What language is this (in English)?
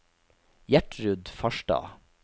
Norwegian